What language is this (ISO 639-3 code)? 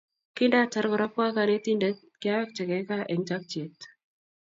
kln